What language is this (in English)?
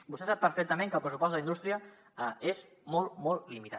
Catalan